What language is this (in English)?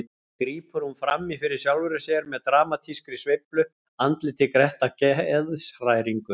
Icelandic